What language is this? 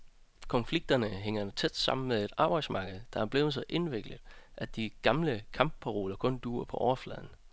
Danish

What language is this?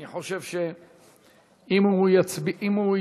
Hebrew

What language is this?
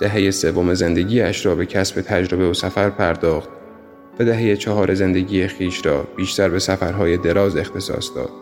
Persian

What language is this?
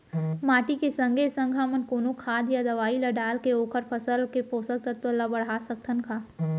Chhattisgarhi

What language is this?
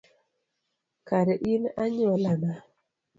Luo (Kenya and Tanzania)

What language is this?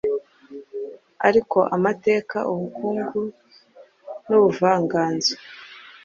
Kinyarwanda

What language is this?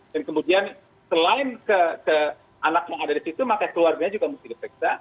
Indonesian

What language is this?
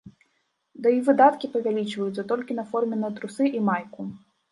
Belarusian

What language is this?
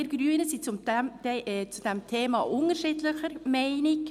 Swiss German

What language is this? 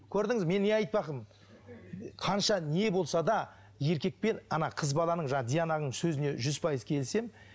Kazakh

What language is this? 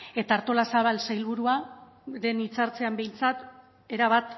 Basque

